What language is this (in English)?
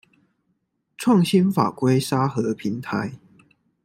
Chinese